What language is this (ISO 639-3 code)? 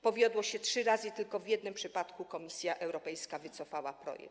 pol